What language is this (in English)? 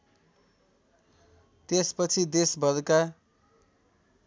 Nepali